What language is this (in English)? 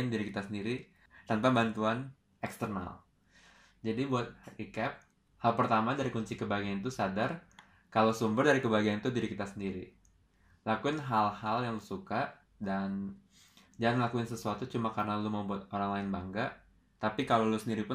Indonesian